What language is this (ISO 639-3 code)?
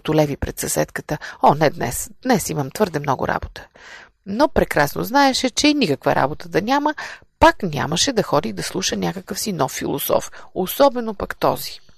bul